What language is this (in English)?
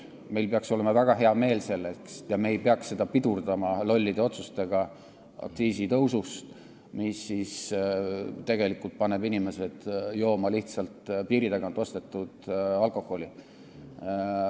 Estonian